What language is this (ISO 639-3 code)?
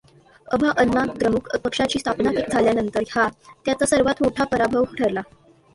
mar